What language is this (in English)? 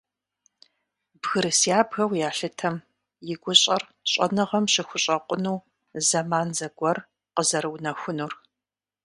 Kabardian